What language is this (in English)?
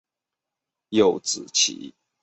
Chinese